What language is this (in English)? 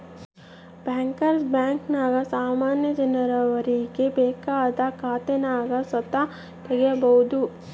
Kannada